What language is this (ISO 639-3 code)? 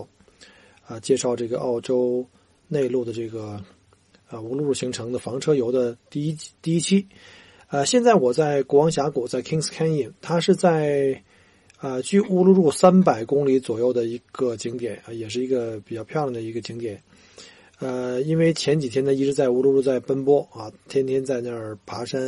zho